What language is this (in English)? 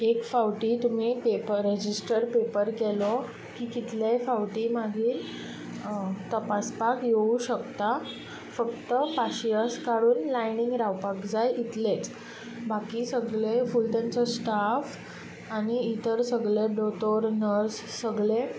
Konkani